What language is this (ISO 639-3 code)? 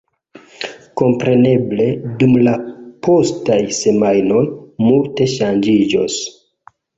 epo